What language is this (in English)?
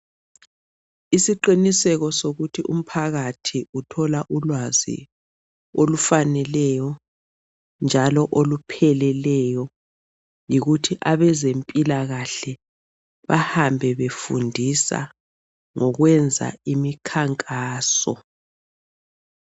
North Ndebele